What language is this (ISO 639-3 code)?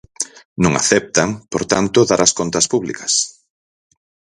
glg